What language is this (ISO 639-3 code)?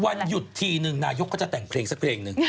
tha